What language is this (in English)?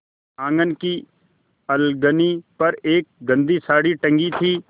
Hindi